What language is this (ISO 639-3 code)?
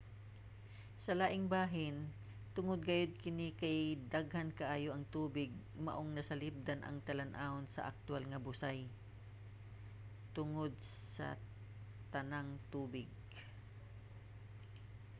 ceb